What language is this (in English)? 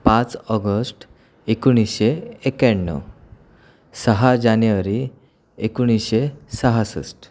Marathi